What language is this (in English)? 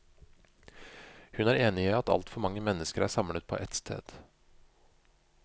Norwegian